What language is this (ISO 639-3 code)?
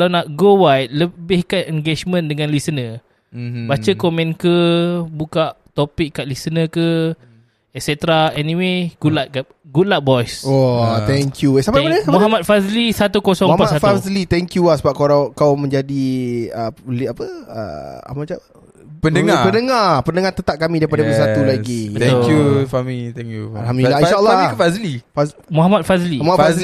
msa